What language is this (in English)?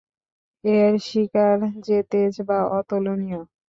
Bangla